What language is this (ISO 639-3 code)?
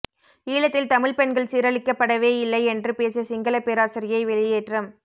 tam